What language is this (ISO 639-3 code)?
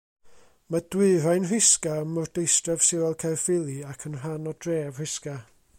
cym